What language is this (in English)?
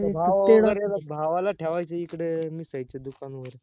Marathi